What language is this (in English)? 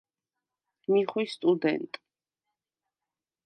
Svan